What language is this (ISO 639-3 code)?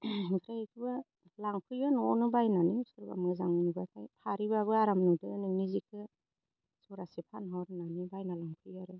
brx